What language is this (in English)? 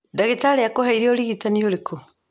Kikuyu